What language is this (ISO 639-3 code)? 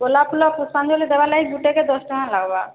ori